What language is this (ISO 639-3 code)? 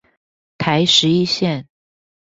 zho